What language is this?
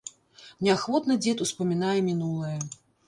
Belarusian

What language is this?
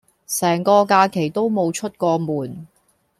Cantonese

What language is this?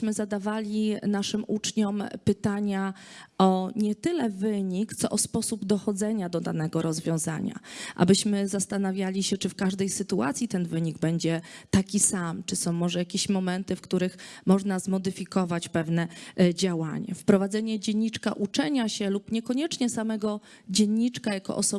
Polish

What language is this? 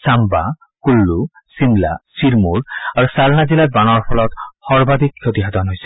Assamese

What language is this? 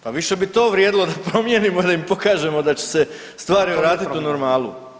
Croatian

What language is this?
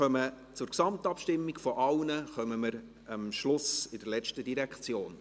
Swiss German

